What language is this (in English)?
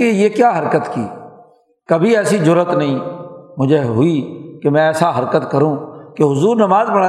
Urdu